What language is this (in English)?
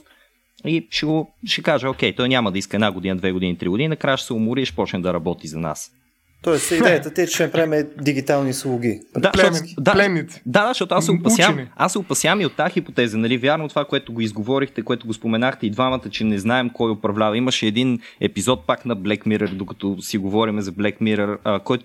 Bulgarian